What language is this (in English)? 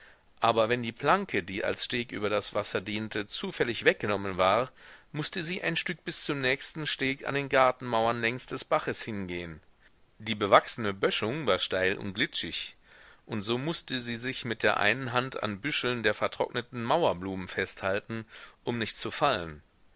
German